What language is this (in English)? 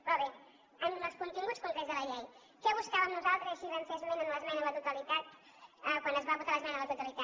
Catalan